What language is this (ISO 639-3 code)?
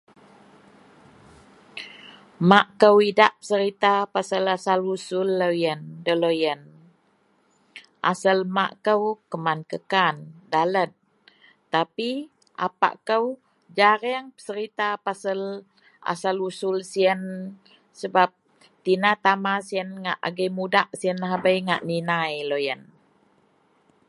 mel